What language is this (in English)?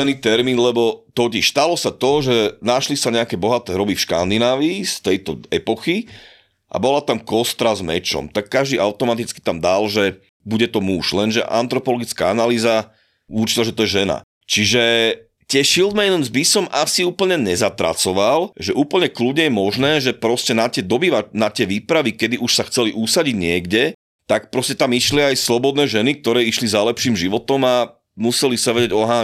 Slovak